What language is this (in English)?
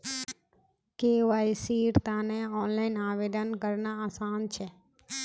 Magahi